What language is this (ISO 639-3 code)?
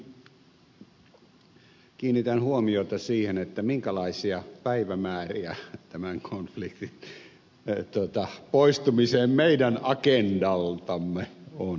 fin